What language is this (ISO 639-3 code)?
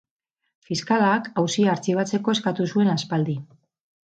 eus